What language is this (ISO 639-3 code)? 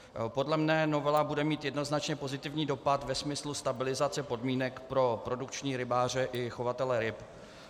ces